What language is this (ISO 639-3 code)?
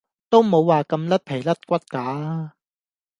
yue